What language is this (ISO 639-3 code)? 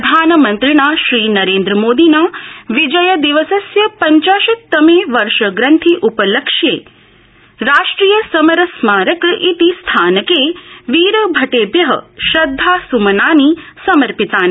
san